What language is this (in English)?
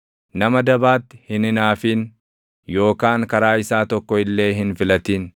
Oromo